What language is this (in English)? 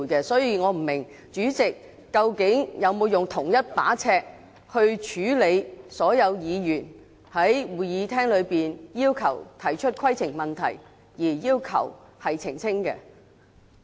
Cantonese